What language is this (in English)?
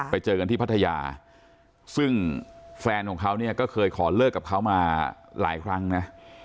Thai